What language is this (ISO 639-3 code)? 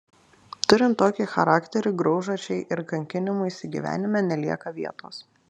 lit